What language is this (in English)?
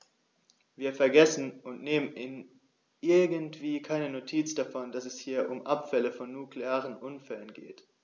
German